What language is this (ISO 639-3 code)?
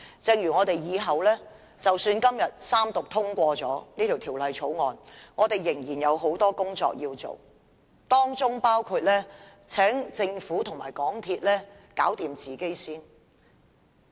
yue